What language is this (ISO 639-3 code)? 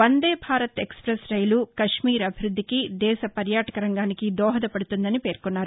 tel